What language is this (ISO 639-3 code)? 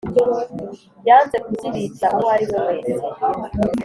kin